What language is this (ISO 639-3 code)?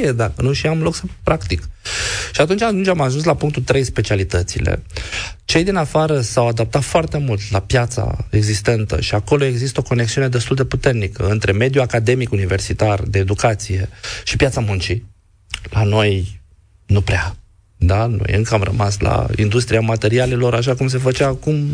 ron